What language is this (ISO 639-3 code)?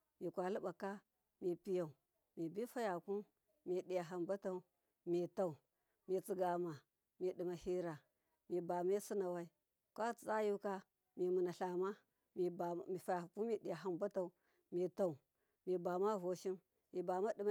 mkf